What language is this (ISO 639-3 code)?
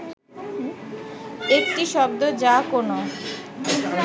ben